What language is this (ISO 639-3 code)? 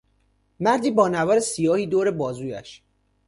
fas